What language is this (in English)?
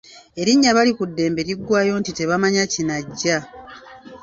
Ganda